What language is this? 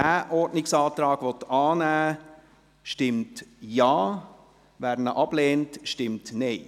Swiss German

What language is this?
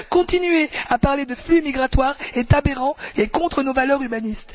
French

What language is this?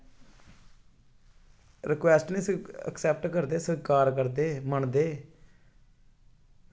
Dogri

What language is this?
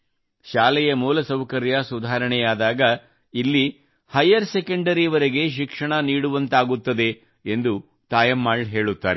Kannada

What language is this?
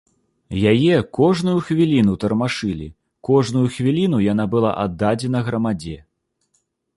Belarusian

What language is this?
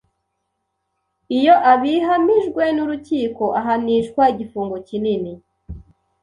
Kinyarwanda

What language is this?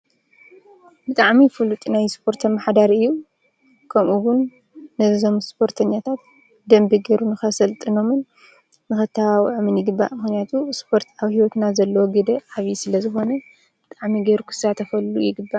Tigrinya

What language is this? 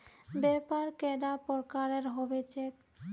Magahi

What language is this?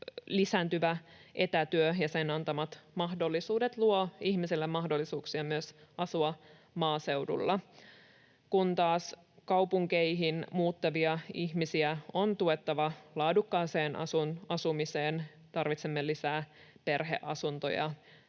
Finnish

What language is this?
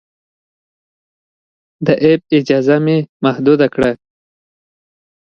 Pashto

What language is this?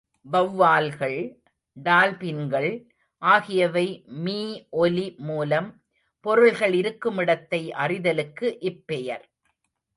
Tamil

